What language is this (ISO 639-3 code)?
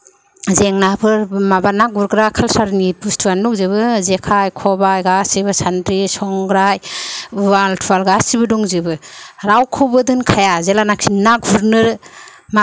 brx